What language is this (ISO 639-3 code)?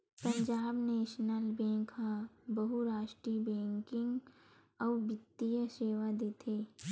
hne